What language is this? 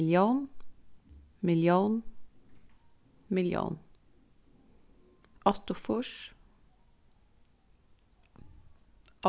Faroese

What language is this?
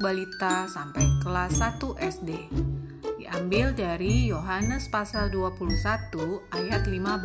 Indonesian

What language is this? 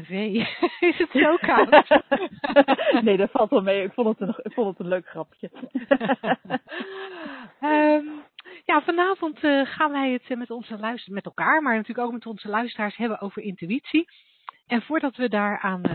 Dutch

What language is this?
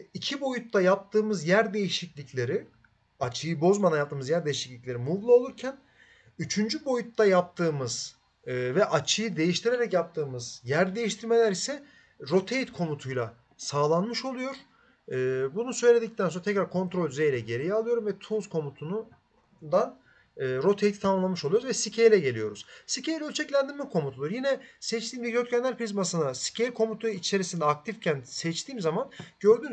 Turkish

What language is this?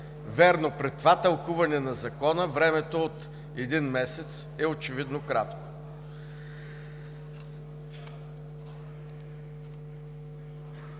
Bulgarian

